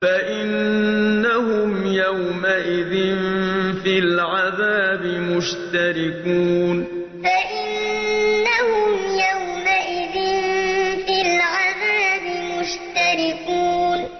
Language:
Arabic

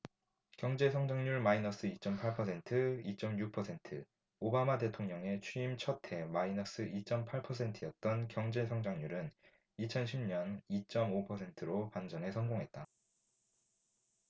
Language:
Korean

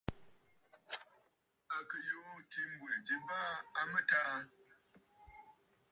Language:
Bafut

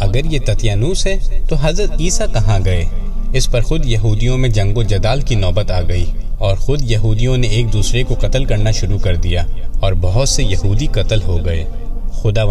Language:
Urdu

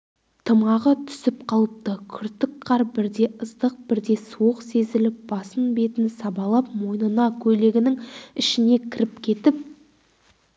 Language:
Kazakh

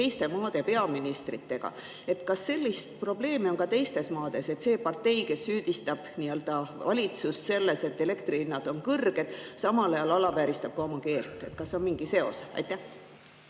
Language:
Estonian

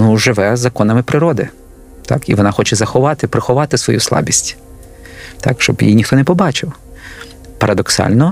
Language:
Ukrainian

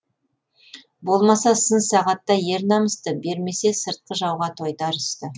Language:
Kazakh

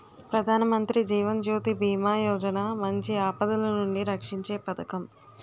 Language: Telugu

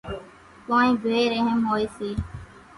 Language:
Kachi Koli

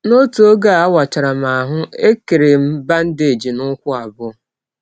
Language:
Igbo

